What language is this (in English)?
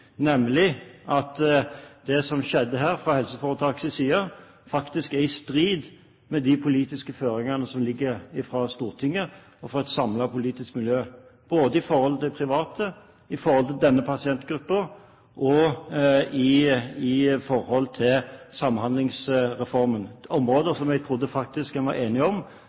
Norwegian Bokmål